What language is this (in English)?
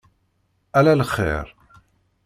Kabyle